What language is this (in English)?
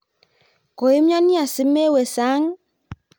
Kalenjin